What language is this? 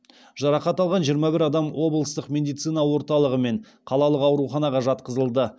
Kazakh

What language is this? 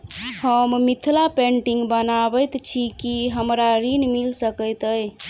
Maithili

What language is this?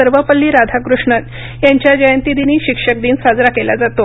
Marathi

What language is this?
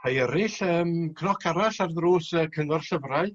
Welsh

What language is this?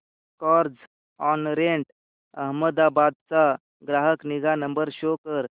Marathi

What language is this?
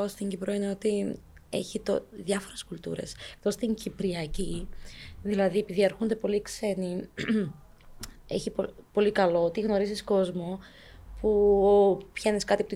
Greek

